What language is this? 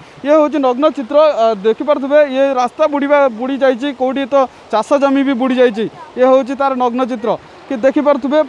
Hindi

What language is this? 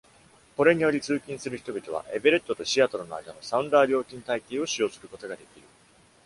Japanese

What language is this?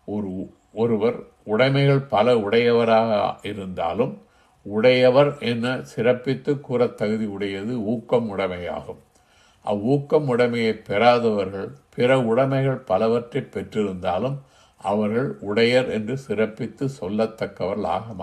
Tamil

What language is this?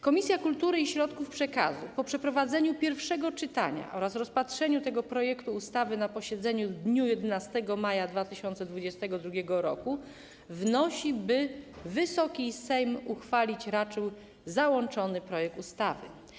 Polish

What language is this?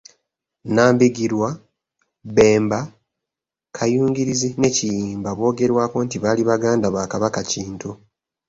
Ganda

